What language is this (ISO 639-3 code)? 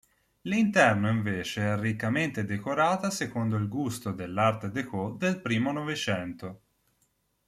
ita